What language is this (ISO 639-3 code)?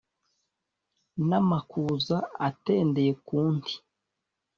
kin